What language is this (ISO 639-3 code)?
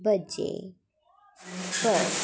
doi